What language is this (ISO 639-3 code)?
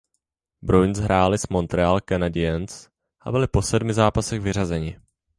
ces